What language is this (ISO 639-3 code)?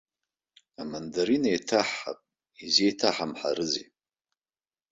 abk